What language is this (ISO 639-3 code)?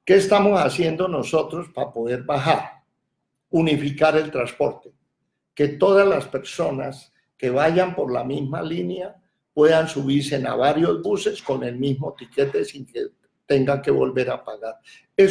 spa